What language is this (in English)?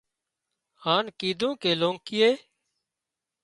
Wadiyara Koli